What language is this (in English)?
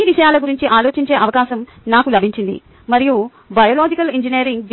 Telugu